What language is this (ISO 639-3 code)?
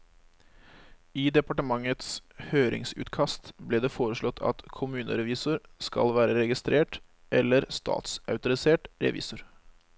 nor